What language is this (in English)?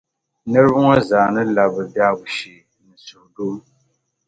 Dagbani